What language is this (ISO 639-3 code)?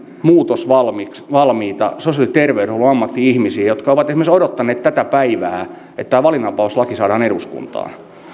fin